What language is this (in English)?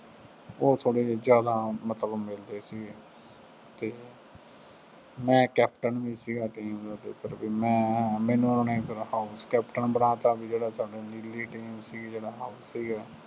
Punjabi